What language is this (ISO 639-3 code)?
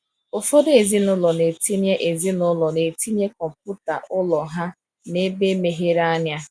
ibo